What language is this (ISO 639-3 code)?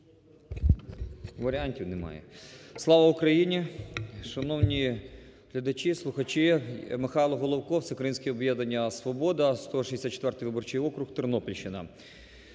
ukr